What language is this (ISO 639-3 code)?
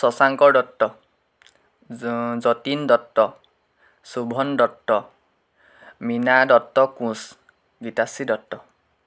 asm